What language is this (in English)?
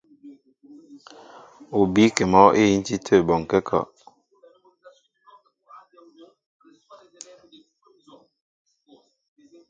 Mbo (Cameroon)